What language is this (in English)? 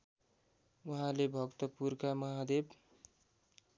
Nepali